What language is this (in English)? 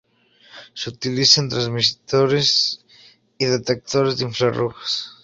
Spanish